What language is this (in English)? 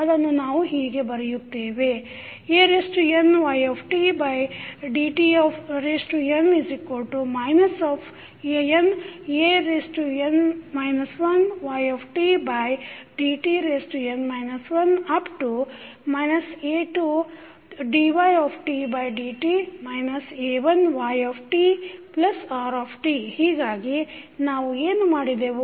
Kannada